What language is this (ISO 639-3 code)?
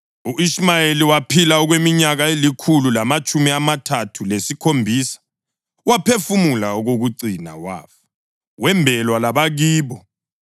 nde